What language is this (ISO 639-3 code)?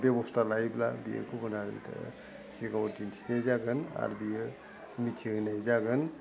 brx